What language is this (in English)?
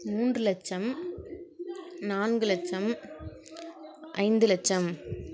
Tamil